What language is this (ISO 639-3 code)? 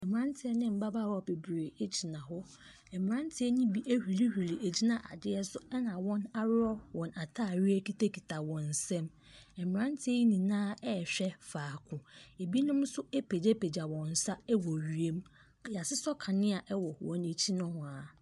aka